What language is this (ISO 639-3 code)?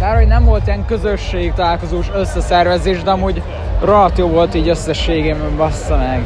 hun